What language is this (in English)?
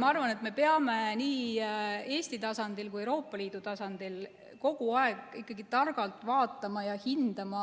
Estonian